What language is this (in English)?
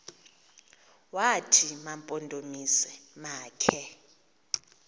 Xhosa